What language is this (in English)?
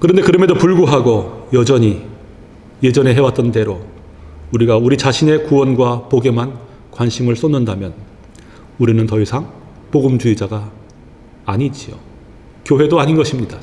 Korean